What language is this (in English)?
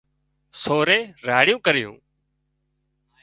Wadiyara Koli